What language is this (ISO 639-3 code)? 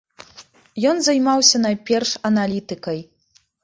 bel